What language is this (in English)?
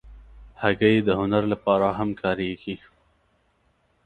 Pashto